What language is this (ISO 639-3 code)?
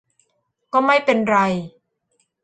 tha